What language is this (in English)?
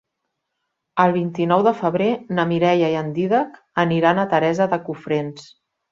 Catalan